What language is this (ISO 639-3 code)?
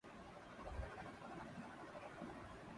urd